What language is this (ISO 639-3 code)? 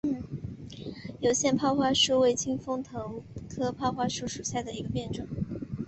zho